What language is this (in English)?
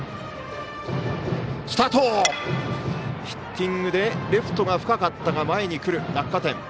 Japanese